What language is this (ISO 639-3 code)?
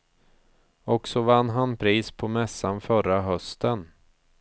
swe